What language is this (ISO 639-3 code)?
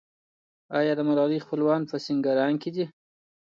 pus